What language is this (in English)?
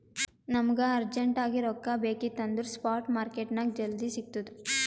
Kannada